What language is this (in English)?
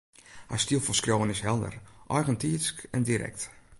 Western Frisian